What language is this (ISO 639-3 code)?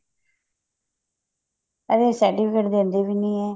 pan